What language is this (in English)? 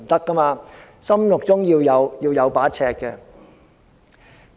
Cantonese